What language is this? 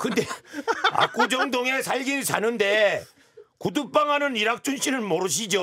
Korean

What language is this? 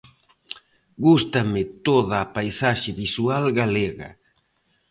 Galician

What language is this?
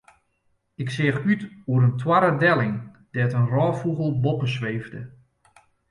Western Frisian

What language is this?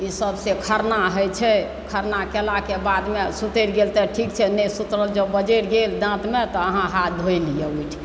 Maithili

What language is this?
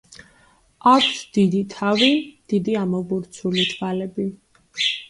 Georgian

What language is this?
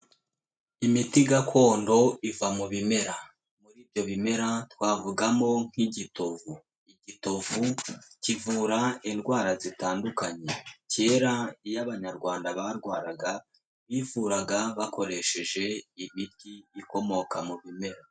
Kinyarwanda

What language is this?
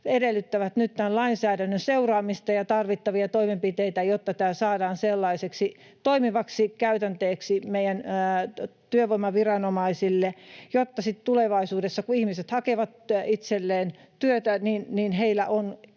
Finnish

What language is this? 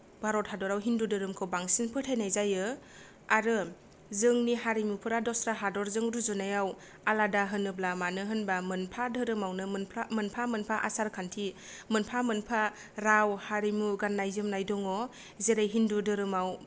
Bodo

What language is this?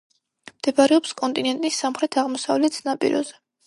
Georgian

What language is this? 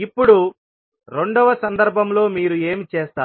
Telugu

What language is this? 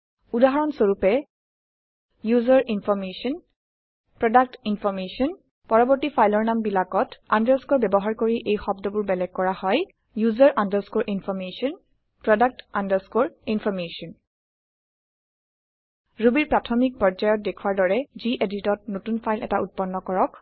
Assamese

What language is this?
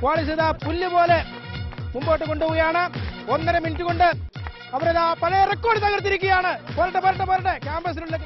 Malayalam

